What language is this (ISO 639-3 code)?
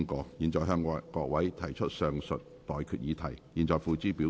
yue